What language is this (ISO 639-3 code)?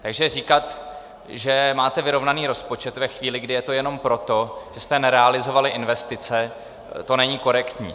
ces